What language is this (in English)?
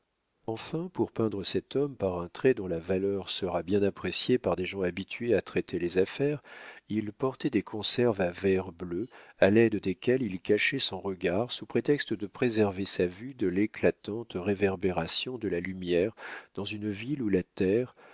French